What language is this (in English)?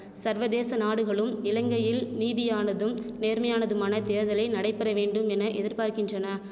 Tamil